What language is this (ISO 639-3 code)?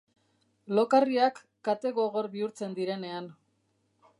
eus